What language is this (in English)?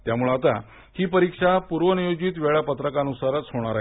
Marathi